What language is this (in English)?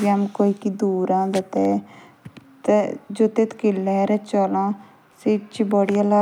Jaunsari